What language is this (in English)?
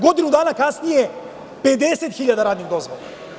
Serbian